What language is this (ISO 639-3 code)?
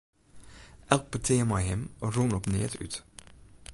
fry